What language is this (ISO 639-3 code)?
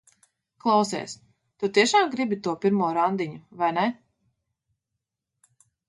lav